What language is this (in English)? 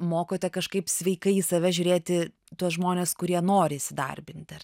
Lithuanian